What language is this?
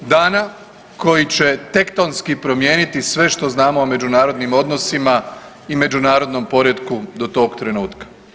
Croatian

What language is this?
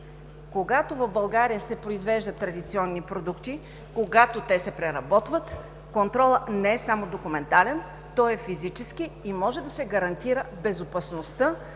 Bulgarian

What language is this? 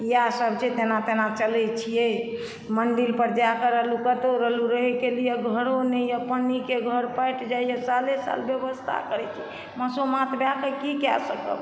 Maithili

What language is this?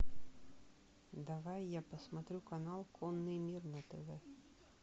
Russian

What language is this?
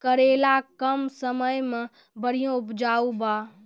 Maithili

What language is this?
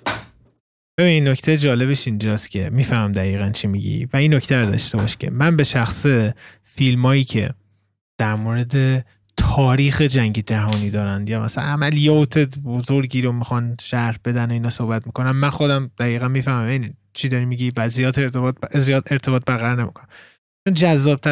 Persian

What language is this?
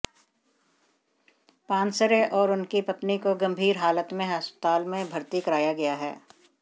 Hindi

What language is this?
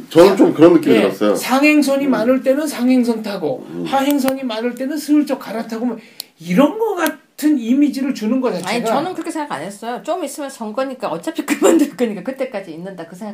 Korean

